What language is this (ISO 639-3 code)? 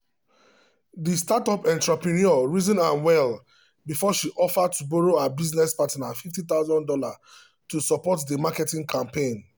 pcm